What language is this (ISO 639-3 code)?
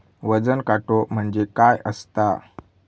mar